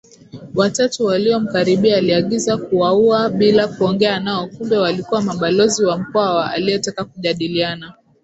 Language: Swahili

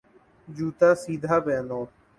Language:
Urdu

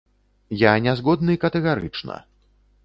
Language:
Belarusian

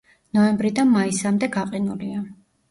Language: Georgian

